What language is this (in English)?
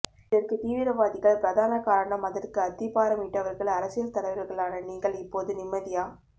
Tamil